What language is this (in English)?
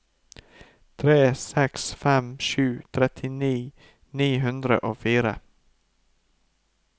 Norwegian